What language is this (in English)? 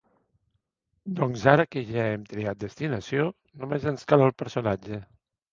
Catalan